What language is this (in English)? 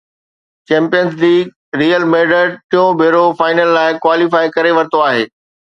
Sindhi